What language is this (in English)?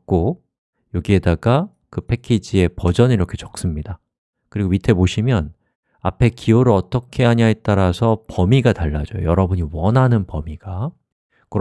Korean